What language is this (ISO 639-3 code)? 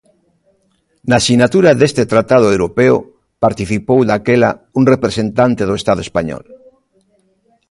glg